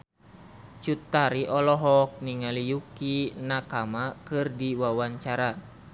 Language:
Sundanese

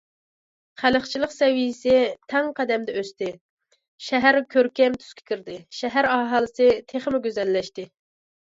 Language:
Uyghur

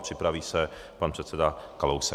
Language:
Czech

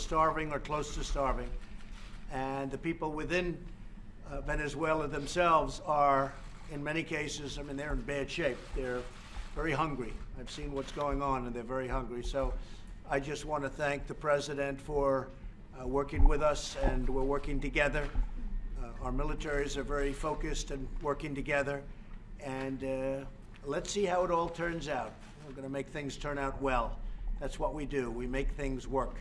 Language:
English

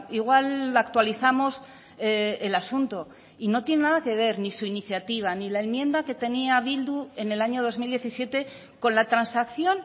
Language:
Spanish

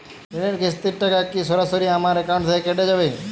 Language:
Bangla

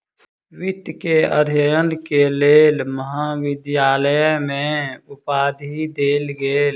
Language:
Maithili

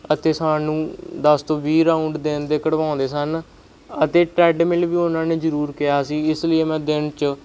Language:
Punjabi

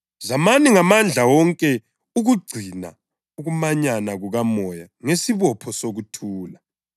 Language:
North Ndebele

